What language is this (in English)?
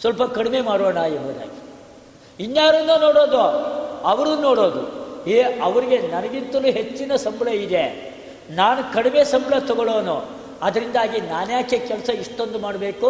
Kannada